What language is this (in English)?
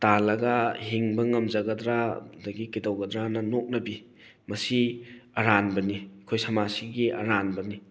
Manipuri